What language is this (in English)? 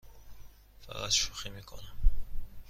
Persian